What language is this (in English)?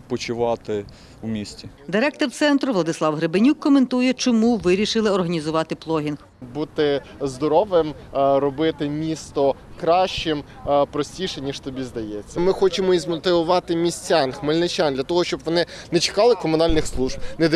Ukrainian